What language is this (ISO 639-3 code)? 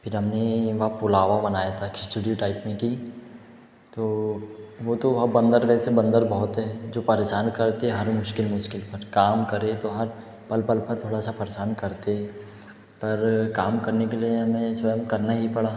hin